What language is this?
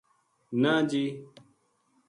Gujari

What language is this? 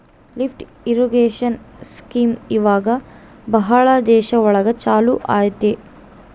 Kannada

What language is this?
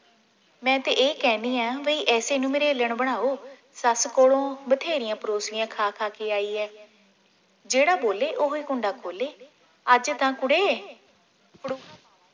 Punjabi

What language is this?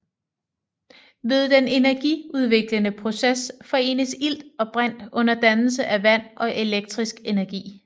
Danish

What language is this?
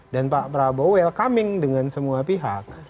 Indonesian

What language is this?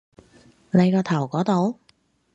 Cantonese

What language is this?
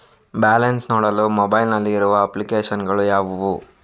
Kannada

